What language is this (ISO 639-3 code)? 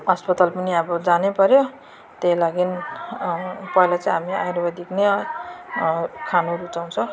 nep